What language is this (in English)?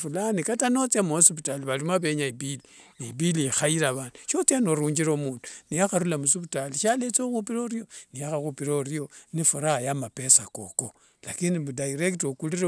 Wanga